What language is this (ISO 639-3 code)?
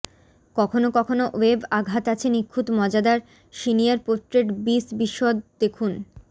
ben